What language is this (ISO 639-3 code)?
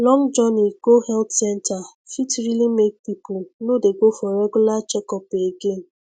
pcm